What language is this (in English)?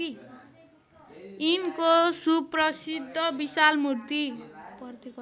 Nepali